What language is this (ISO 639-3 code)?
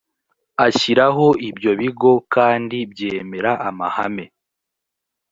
kin